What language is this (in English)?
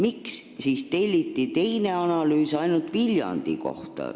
Estonian